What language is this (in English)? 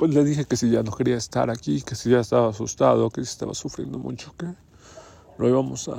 Spanish